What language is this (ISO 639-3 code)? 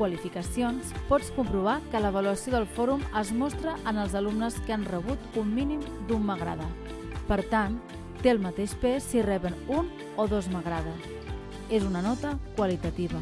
cat